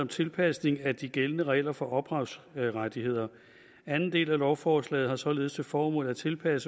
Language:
Danish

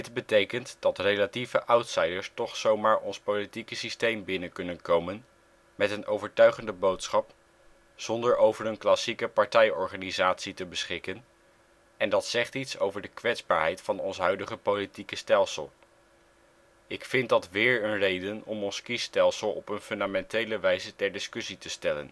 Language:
Dutch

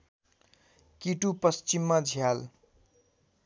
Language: Nepali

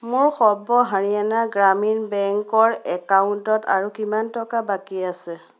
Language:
Assamese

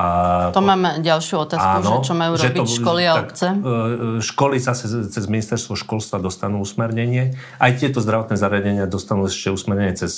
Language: Slovak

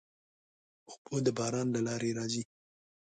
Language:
Pashto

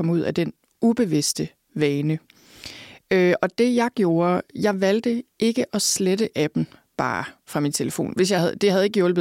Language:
Danish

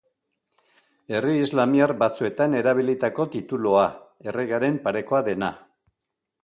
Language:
Basque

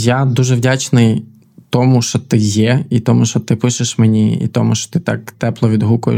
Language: Ukrainian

